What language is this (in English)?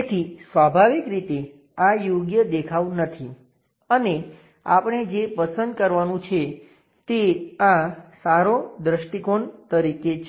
Gujarati